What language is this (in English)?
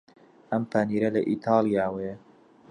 Central Kurdish